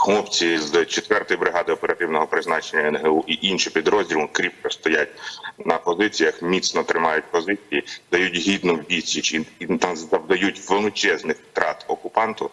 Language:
Ukrainian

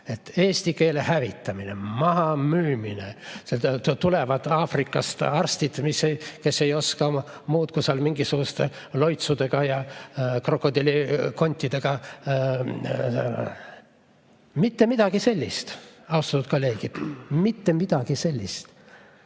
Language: Estonian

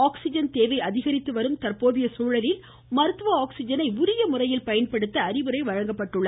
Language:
Tamil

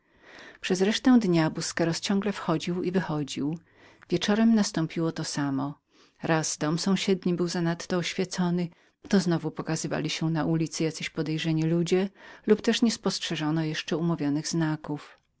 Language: Polish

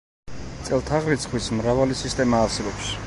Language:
Georgian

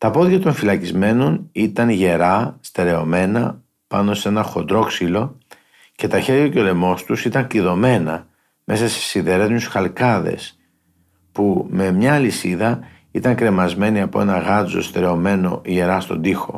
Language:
Greek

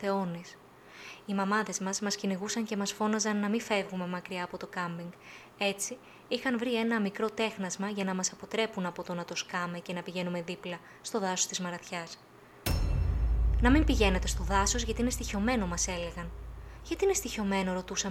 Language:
Greek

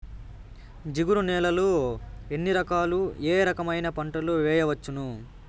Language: Telugu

